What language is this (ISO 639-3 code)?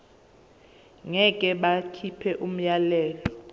zul